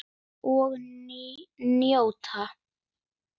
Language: Icelandic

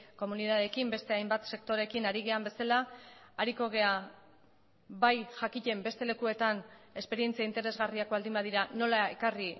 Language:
Basque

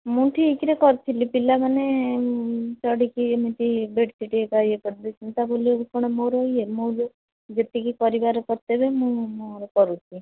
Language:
Odia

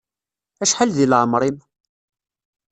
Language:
Kabyle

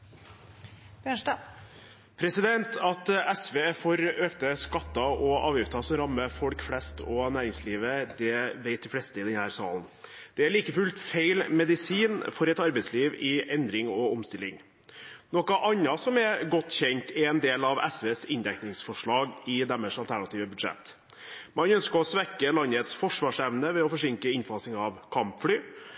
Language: Norwegian Bokmål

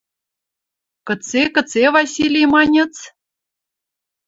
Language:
Western Mari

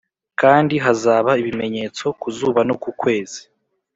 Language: Kinyarwanda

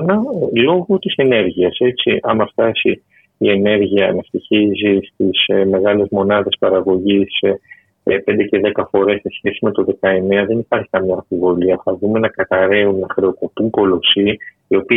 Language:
Greek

